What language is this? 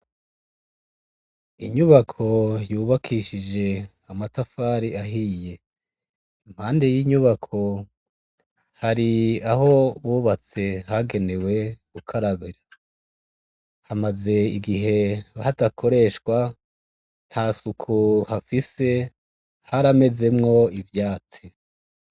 Rundi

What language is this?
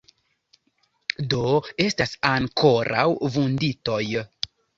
Esperanto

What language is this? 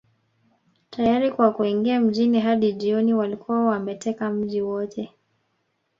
Swahili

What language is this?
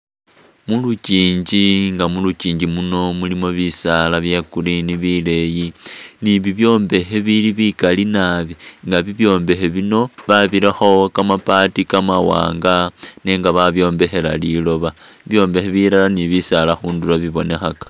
Masaaba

